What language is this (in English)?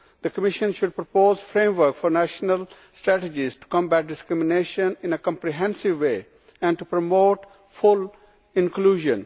English